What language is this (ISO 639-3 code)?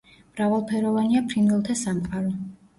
kat